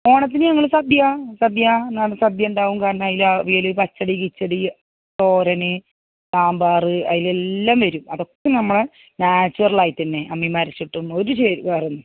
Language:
Malayalam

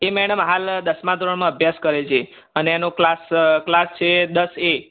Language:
Gujarati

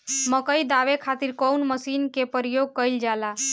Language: Bhojpuri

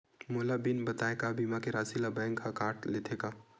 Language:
Chhattisgarhi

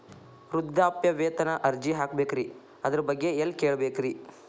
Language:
Kannada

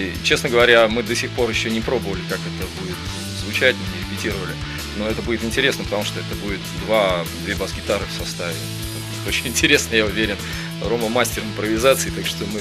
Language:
Russian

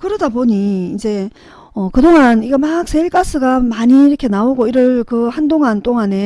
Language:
Korean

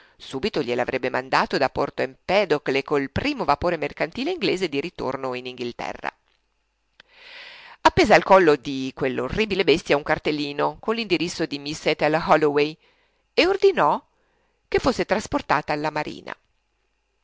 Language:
Italian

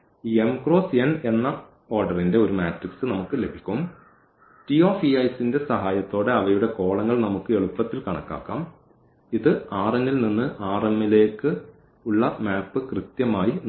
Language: Malayalam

